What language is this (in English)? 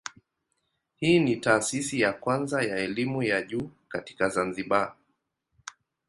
Swahili